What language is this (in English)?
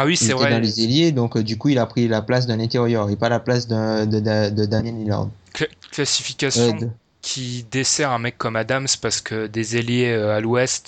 French